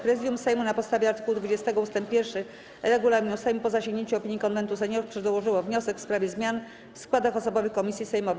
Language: Polish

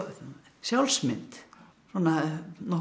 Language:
Icelandic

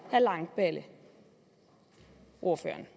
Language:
Danish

